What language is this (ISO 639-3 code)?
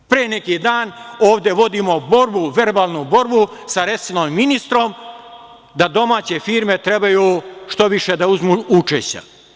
srp